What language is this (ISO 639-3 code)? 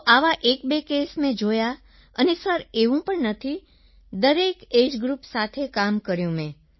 guj